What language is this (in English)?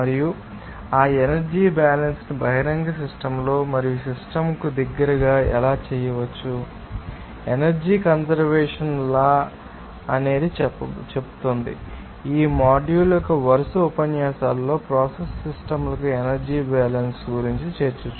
Telugu